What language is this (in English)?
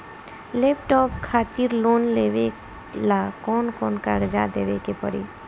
Bhojpuri